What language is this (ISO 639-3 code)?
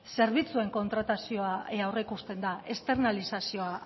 eus